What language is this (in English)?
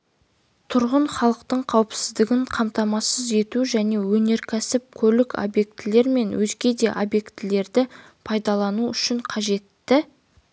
Kazakh